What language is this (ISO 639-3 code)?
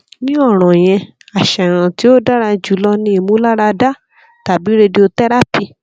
yor